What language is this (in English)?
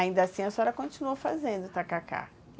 Portuguese